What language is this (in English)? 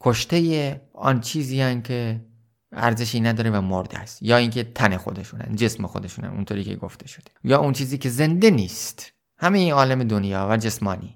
Persian